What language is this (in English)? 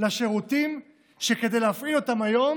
Hebrew